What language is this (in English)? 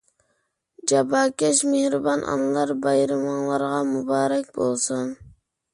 Uyghur